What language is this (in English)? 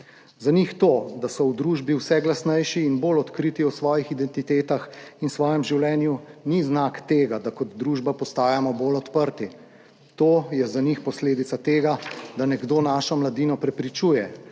Slovenian